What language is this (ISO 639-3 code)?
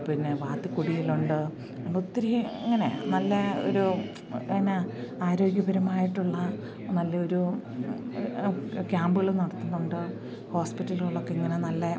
mal